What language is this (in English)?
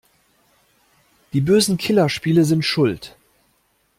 German